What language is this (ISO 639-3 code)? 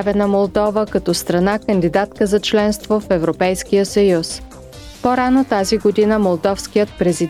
bul